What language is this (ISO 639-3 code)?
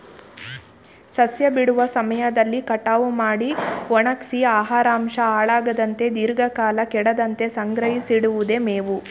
kan